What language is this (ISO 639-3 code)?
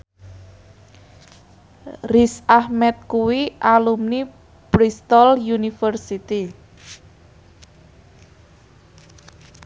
jav